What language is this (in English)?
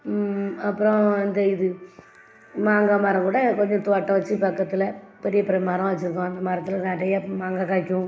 Tamil